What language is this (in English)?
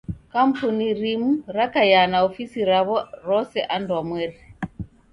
Taita